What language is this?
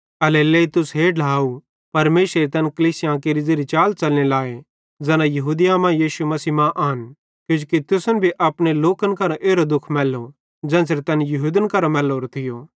Bhadrawahi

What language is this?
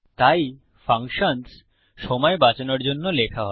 Bangla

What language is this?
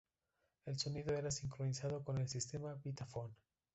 Spanish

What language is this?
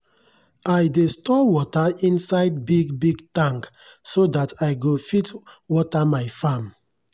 Nigerian Pidgin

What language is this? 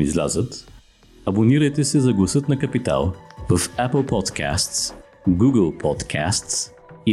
Bulgarian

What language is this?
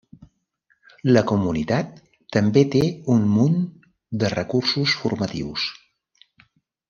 Catalan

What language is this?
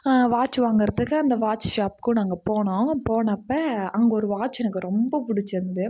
Tamil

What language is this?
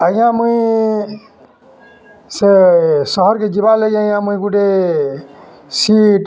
Odia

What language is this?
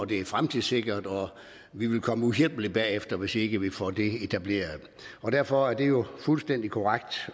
Danish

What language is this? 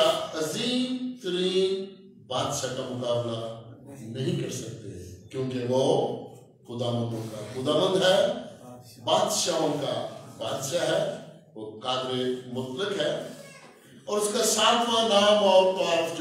Turkish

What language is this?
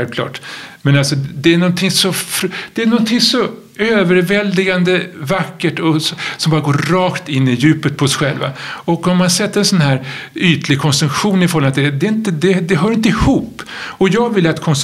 Swedish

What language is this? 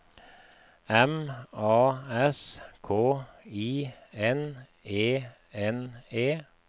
Norwegian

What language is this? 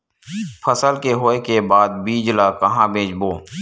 Chhattisgarhi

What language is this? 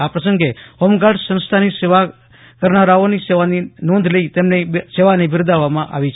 Gujarati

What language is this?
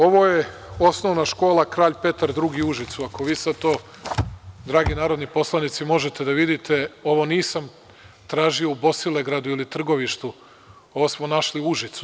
Serbian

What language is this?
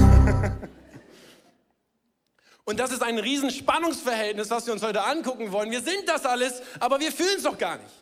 German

